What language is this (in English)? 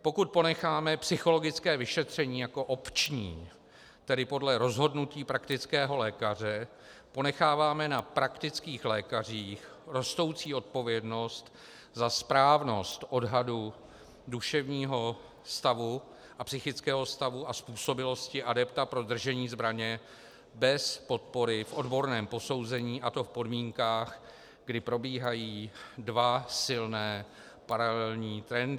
Czech